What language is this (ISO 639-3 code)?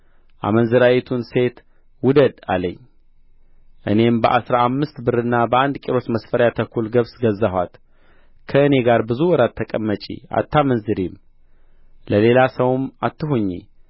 amh